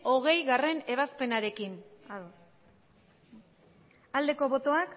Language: Basque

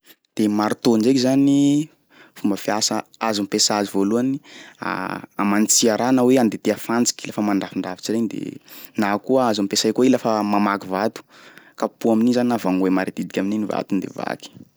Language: Sakalava Malagasy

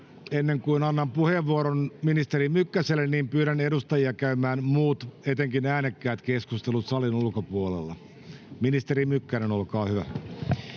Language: Finnish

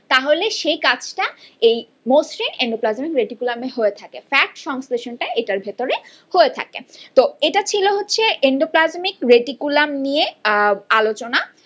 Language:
Bangla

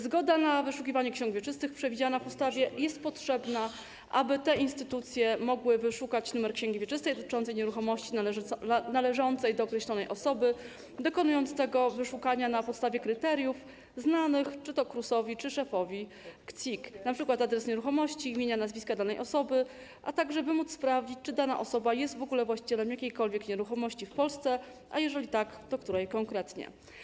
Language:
Polish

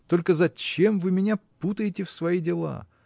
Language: Russian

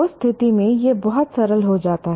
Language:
Hindi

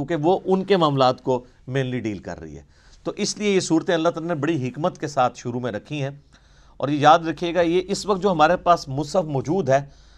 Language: Urdu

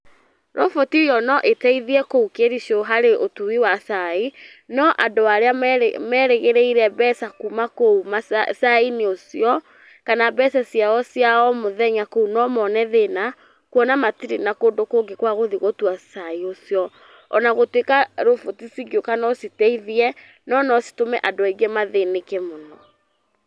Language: Kikuyu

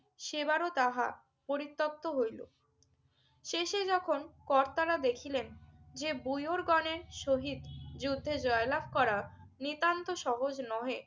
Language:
Bangla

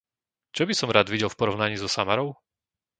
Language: Slovak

